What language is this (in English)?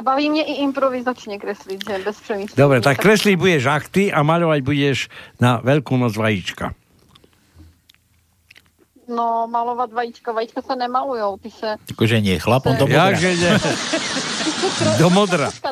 Slovak